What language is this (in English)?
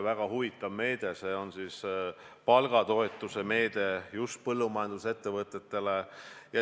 Estonian